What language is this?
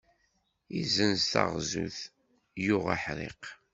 Kabyle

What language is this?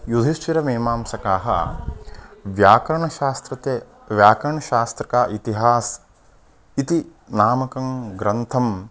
Sanskrit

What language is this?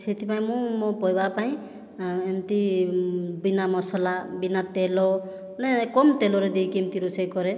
Odia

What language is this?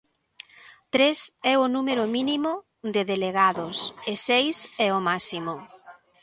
Galician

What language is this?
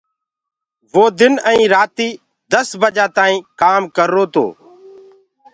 Gurgula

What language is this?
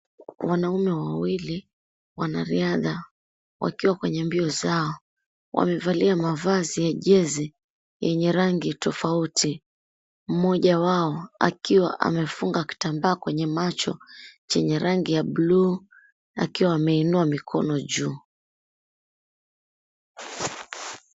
Swahili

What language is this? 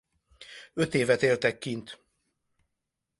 Hungarian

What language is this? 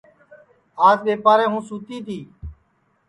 Sansi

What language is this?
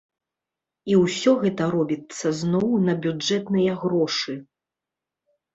Belarusian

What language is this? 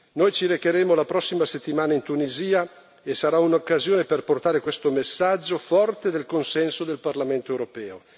Italian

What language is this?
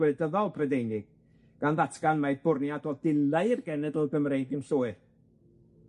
Welsh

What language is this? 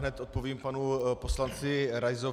Czech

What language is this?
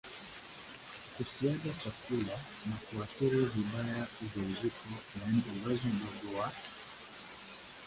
Swahili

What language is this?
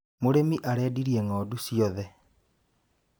Kikuyu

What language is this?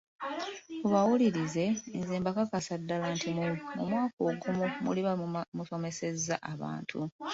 Ganda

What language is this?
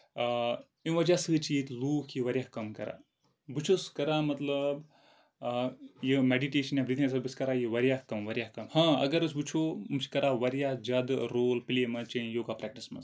Kashmiri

